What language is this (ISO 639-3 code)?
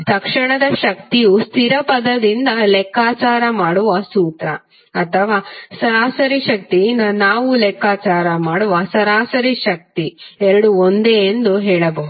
kan